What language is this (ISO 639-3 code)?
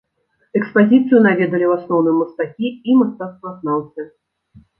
bel